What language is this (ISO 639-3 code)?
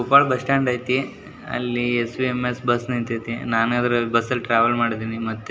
kan